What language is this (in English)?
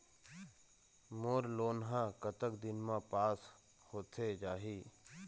Chhattisgarhi